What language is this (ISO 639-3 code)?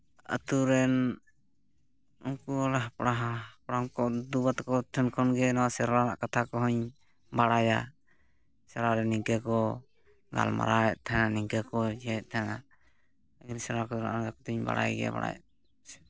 sat